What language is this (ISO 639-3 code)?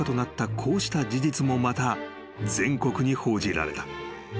jpn